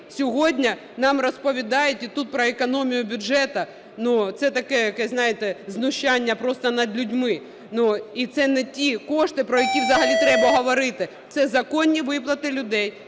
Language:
Ukrainian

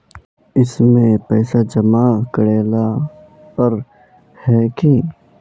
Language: Magahi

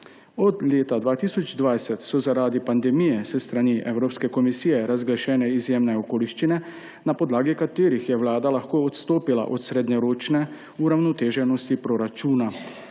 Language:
Slovenian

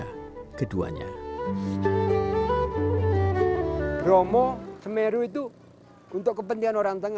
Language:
Indonesian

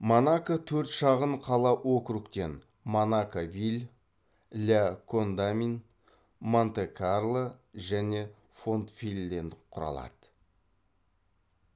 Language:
Kazakh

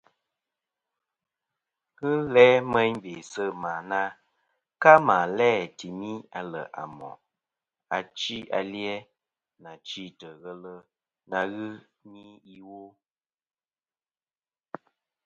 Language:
Kom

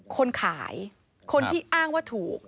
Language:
Thai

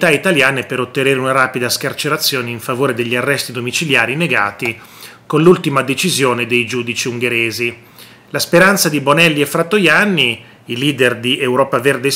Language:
Italian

